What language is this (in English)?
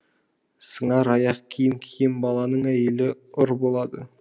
Kazakh